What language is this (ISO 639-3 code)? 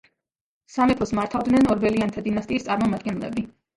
kat